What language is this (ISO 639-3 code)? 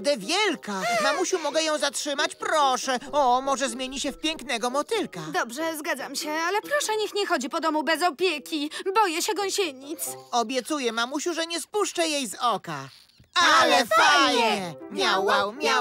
pol